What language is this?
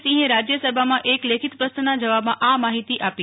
Gujarati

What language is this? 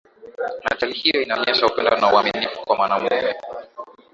Swahili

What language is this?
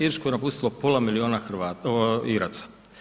Croatian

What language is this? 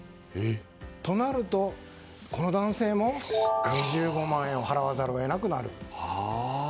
Japanese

